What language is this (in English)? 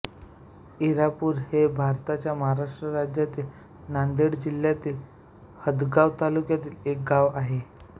Marathi